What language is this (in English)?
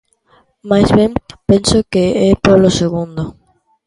Galician